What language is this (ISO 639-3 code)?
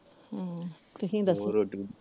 pan